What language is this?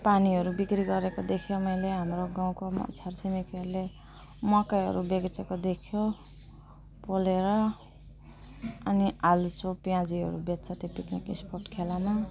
Nepali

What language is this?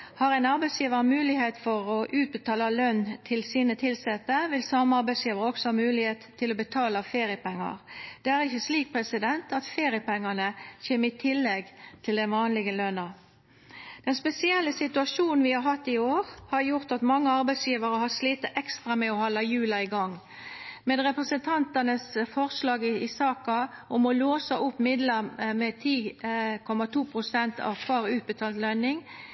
Norwegian Nynorsk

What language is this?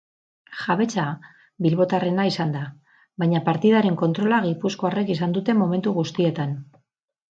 Basque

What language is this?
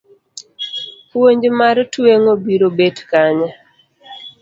Luo (Kenya and Tanzania)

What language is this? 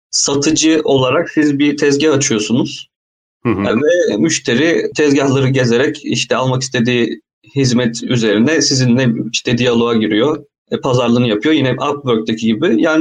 Turkish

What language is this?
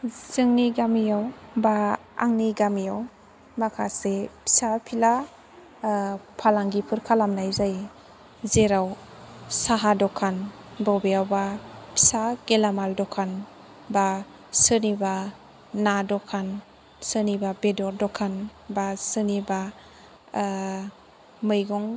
Bodo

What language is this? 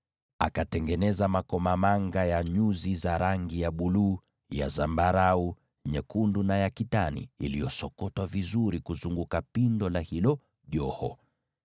Swahili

